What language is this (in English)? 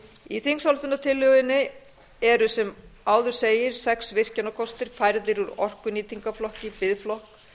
Icelandic